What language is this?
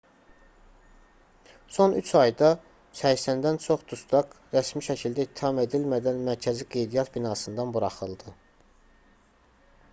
Azerbaijani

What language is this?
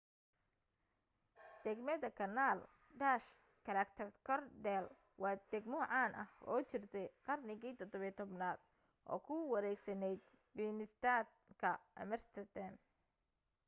Somali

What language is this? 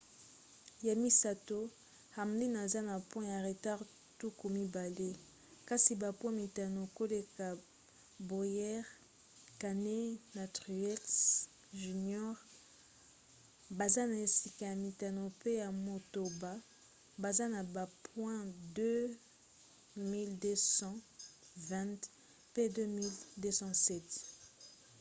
Lingala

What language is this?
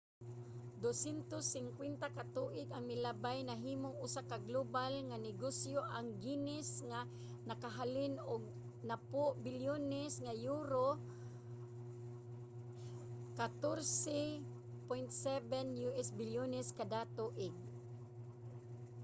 Cebuano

